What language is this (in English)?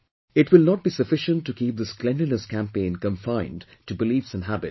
English